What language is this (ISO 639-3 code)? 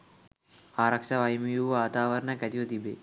sin